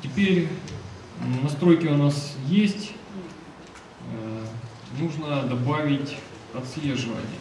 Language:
Russian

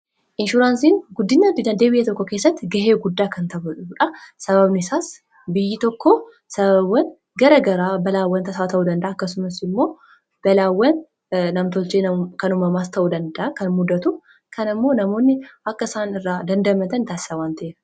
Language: Oromo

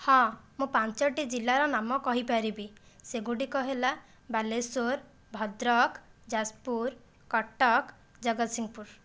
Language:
Odia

